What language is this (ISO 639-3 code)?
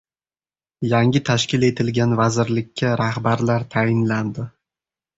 uzb